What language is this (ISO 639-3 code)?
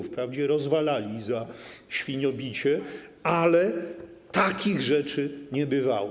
pol